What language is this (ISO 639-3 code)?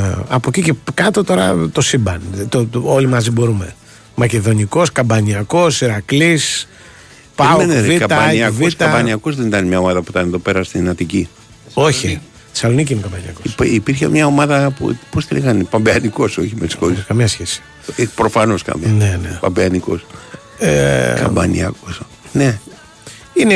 ell